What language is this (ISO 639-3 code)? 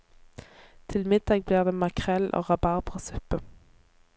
nor